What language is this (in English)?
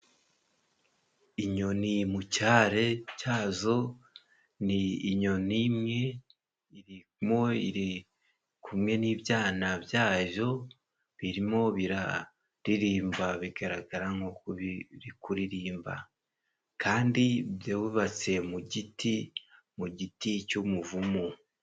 Kinyarwanda